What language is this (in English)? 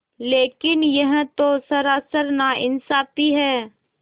Hindi